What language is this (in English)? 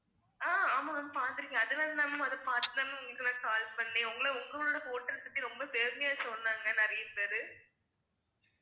Tamil